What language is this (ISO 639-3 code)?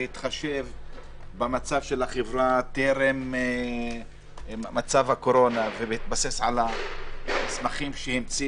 heb